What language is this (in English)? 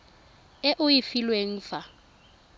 Tswana